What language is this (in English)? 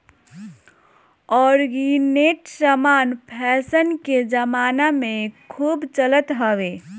Bhojpuri